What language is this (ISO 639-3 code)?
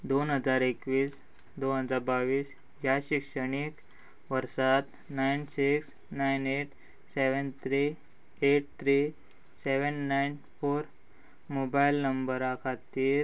kok